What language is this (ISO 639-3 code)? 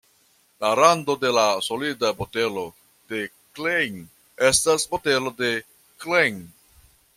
epo